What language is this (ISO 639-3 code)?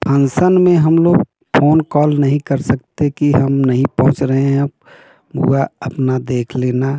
hin